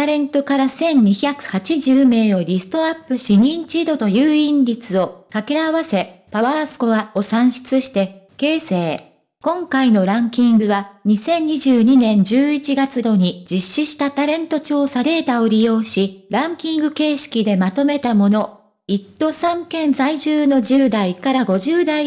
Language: Japanese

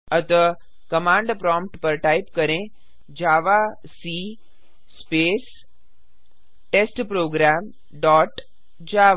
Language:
Hindi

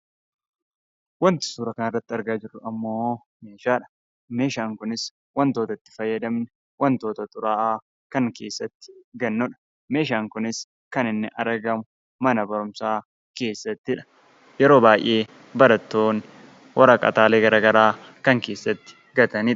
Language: Oromo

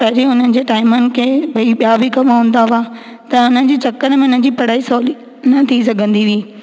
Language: Sindhi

